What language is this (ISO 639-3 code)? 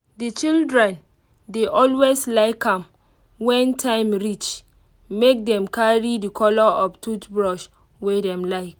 pcm